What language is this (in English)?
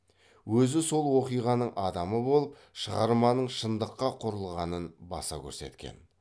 Kazakh